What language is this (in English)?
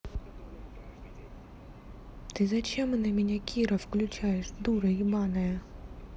Russian